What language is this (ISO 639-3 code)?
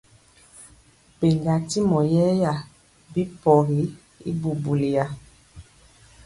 mcx